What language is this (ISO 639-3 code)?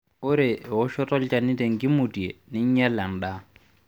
mas